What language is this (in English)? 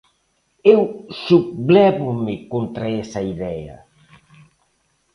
Galician